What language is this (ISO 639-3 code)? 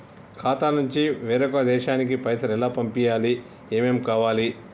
tel